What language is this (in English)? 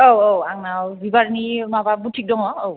Bodo